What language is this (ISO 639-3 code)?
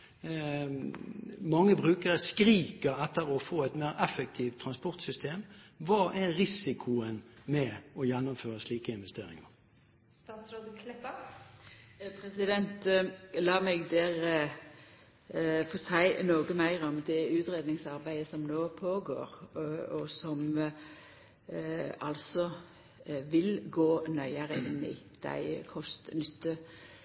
nor